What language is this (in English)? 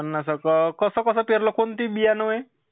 Marathi